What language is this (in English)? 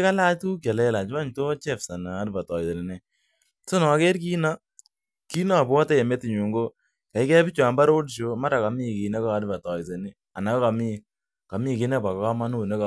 Kalenjin